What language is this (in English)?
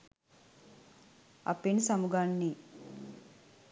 Sinhala